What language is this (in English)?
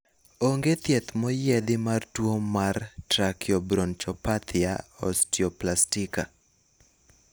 Luo (Kenya and Tanzania)